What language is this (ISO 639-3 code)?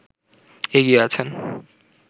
ben